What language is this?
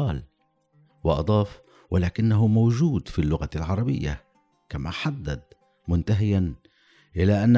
Arabic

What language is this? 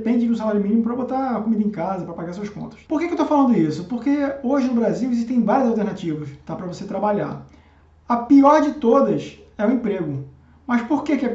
Portuguese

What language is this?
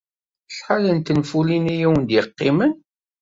Kabyle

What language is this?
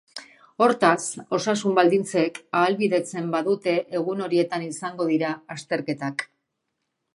Basque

